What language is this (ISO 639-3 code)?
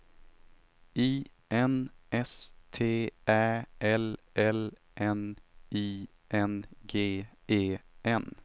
swe